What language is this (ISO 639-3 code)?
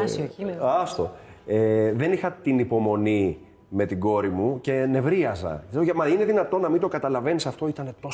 ell